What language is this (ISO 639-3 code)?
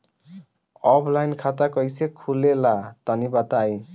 bho